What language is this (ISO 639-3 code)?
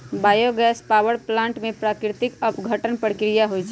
mag